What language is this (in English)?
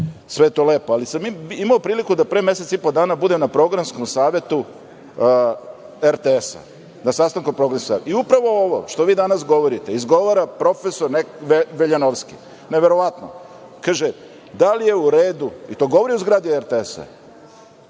Serbian